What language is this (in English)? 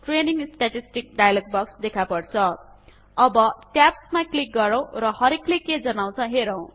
Nepali